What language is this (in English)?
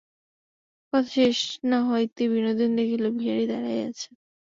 Bangla